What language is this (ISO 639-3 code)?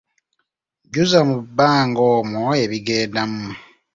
lug